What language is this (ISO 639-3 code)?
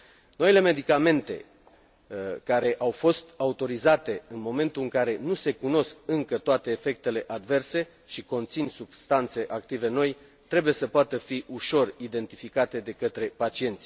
ron